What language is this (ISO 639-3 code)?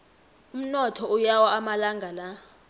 nbl